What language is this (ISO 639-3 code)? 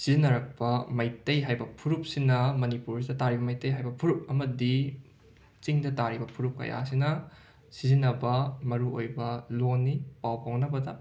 mni